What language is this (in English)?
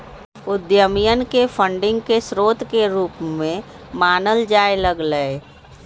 Magahi